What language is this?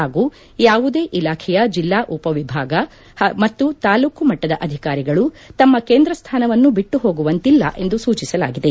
Kannada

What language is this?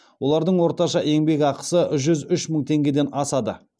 Kazakh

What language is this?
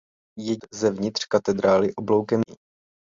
Czech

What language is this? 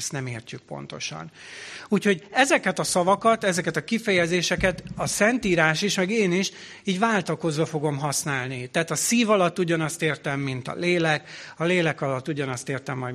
Hungarian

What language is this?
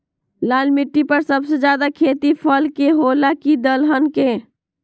Magahi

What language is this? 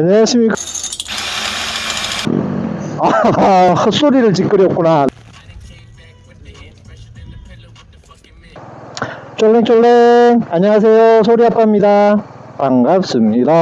Korean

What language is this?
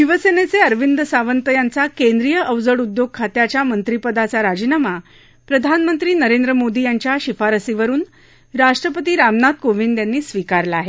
Marathi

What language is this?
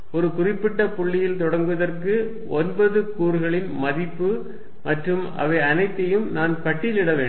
Tamil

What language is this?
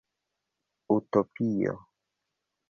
Esperanto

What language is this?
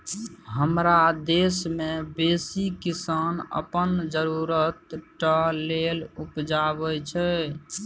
Maithili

